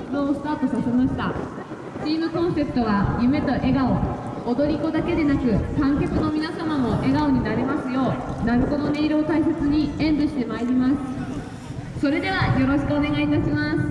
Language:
Japanese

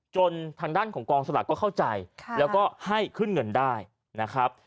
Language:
Thai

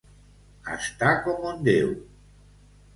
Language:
Catalan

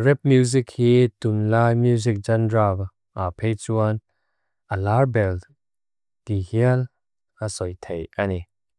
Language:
Mizo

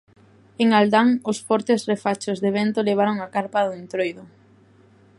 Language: Galician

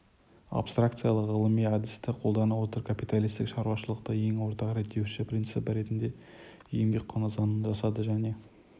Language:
Kazakh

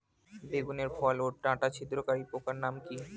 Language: Bangla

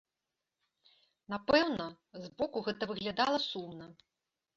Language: Belarusian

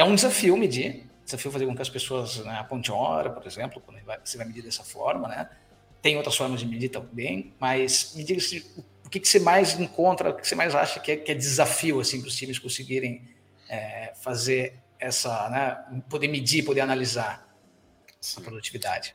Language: Portuguese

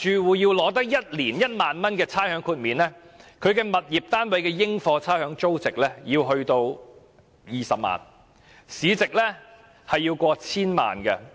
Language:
Cantonese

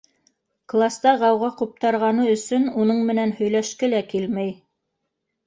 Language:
Bashkir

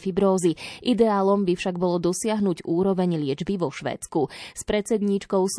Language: Slovak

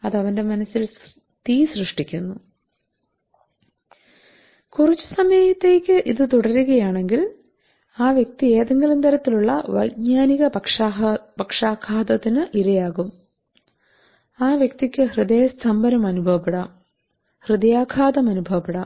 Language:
Malayalam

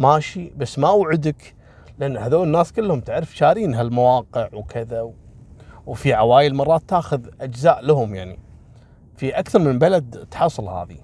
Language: Arabic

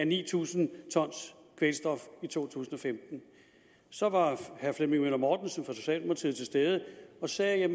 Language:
Danish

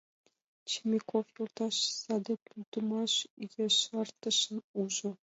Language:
Mari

